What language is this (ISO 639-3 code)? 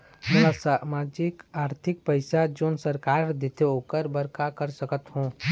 hne